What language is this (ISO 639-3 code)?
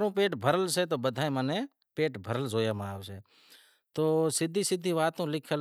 kxp